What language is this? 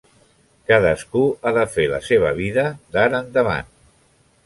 Catalan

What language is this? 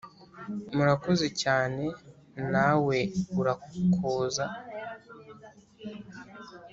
Kinyarwanda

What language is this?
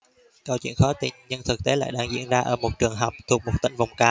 Vietnamese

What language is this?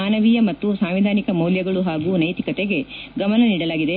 Kannada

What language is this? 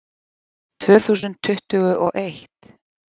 Icelandic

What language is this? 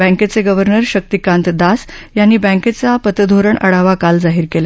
Marathi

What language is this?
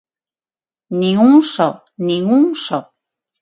Galician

